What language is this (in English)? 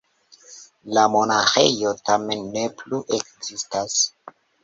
Esperanto